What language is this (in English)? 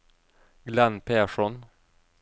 Norwegian